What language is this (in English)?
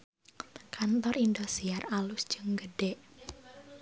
Sundanese